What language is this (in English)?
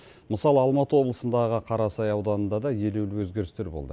Kazakh